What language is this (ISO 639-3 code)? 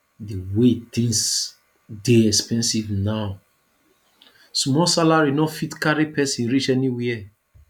pcm